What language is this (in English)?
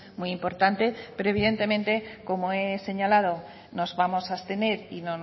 Spanish